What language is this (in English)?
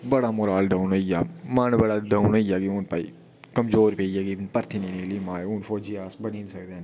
Dogri